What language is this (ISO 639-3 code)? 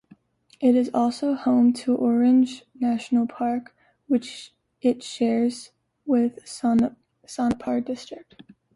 eng